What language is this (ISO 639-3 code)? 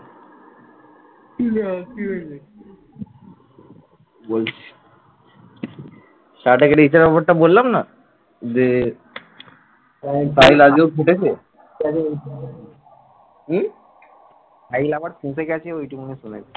ben